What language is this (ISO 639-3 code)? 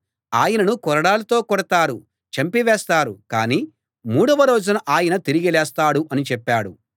tel